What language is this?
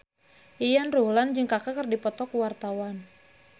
Sundanese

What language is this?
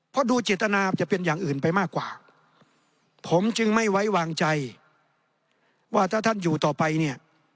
Thai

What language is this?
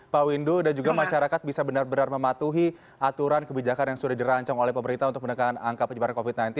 Indonesian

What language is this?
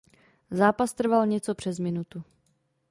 Czech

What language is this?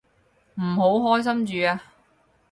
Cantonese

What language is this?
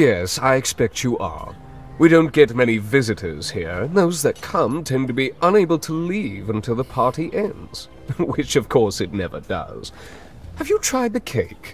German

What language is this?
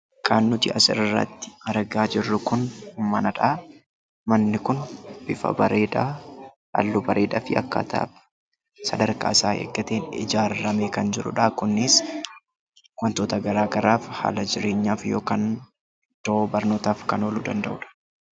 Oromo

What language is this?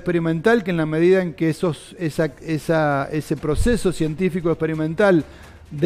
Spanish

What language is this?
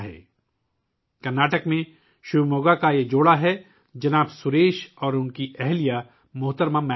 Urdu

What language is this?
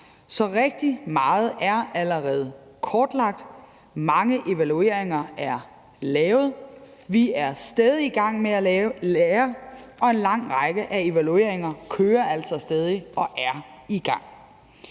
Danish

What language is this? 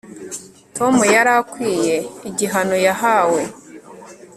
Kinyarwanda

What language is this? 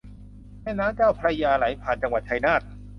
Thai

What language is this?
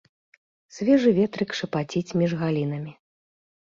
Belarusian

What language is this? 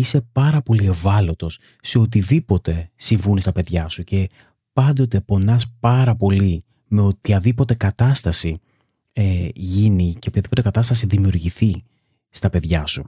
Greek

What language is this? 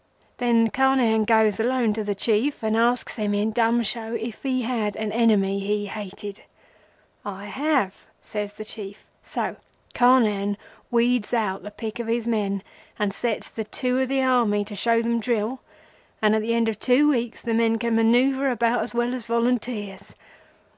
English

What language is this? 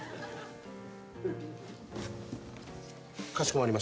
Japanese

